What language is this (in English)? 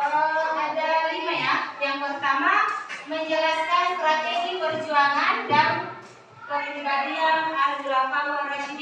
Indonesian